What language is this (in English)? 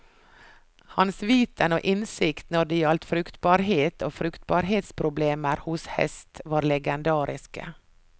Norwegian